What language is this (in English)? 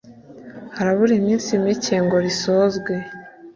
Kinyarwanda